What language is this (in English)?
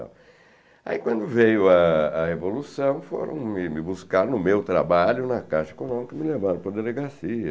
Portuguese